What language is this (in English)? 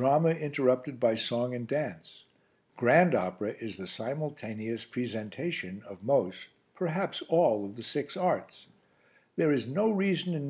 English